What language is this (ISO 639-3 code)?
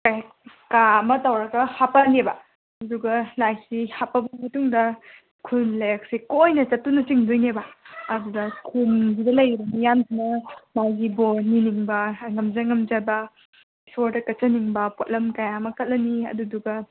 mni